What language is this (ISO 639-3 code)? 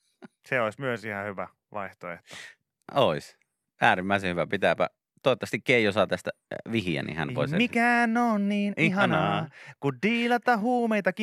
fin